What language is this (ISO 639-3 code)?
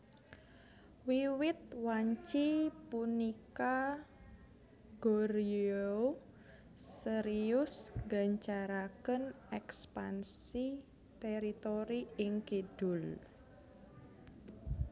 jav